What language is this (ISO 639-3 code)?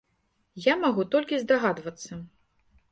bel